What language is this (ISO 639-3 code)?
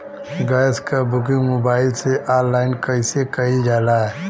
bho